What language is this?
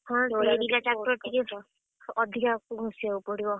Odia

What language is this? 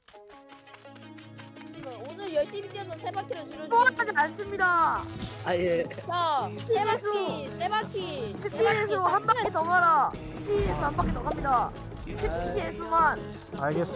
Korean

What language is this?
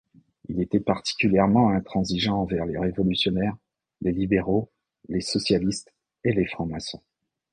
French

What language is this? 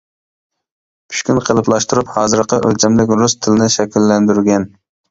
Uyghur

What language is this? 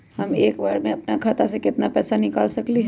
Magahi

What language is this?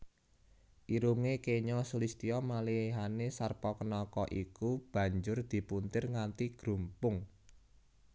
Javanese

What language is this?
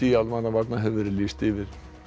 Icelandic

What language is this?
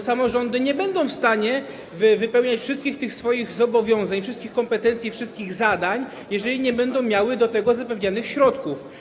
Polish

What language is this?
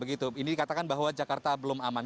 Indonesian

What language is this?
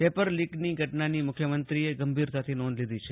Gujarati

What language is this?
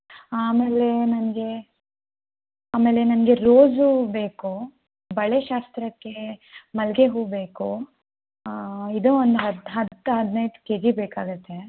Kannada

